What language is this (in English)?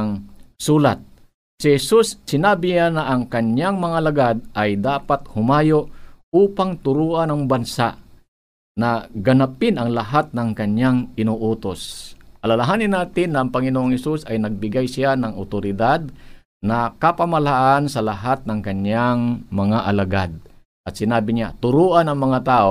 Filipino